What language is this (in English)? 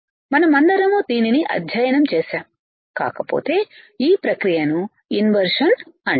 Telugu